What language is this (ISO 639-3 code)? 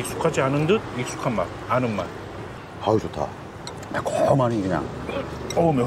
kor